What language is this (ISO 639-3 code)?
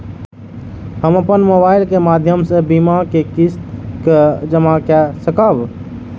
mai